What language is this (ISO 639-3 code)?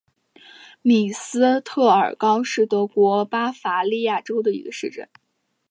zho